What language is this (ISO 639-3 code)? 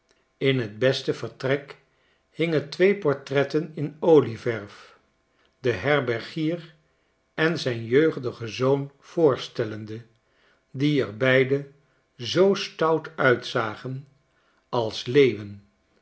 nld